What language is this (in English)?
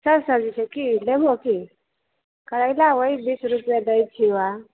Maithili